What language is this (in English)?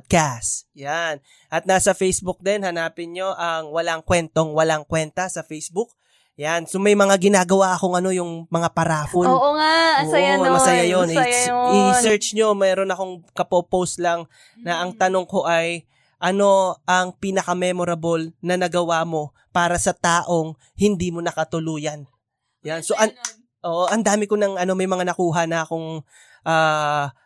Filipino